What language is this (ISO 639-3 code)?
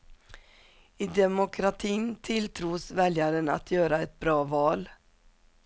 swe